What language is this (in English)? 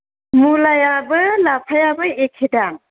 Bodo